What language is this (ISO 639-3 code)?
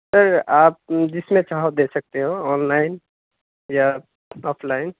urd